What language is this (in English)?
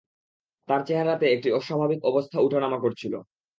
Bangla